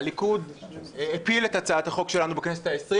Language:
Hebrew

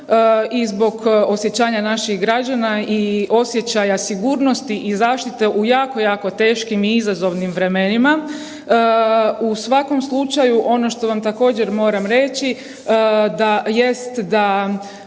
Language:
Croatian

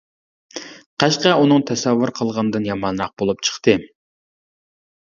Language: Uyghur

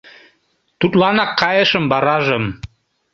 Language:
Mari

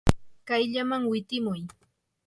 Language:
Yanahuanca Pasco Quechua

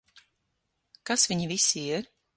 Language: Latvian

